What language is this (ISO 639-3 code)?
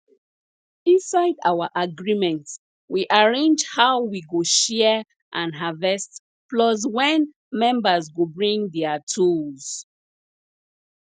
pcm